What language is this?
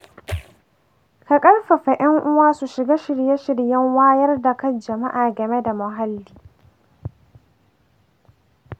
Hausa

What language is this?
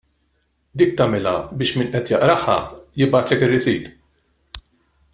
Maltese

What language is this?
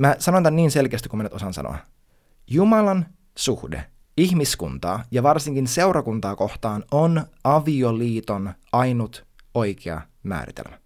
Finnish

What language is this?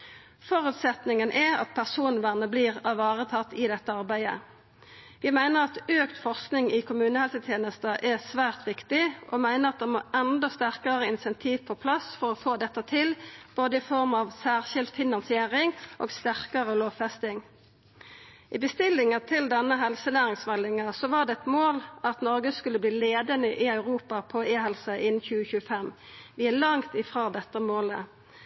Norwegian Nynorsk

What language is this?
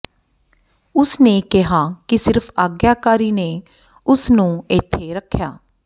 Punjabi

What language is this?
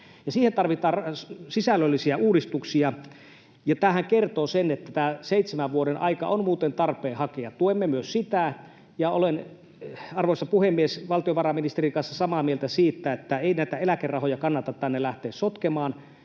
Finnish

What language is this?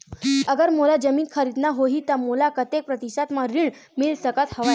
Chhattisgarhi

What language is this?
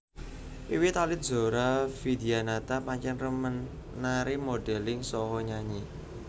Javanese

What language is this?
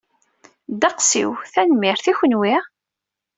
Kabyle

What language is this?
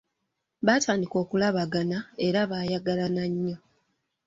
Ganda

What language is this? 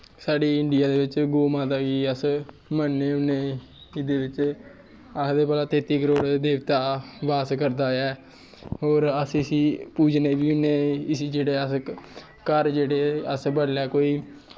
Dogri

